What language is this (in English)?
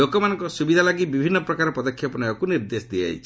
Odia